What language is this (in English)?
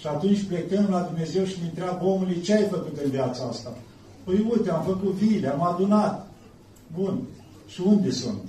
Romanian